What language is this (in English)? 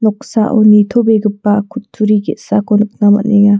Garo